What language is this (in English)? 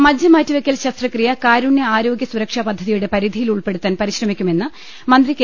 Malayalam